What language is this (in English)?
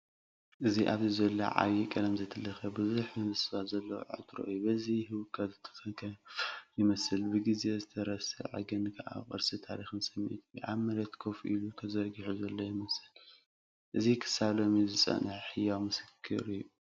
Tigrinya